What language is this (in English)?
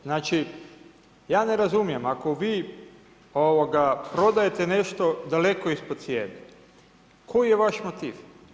Croatian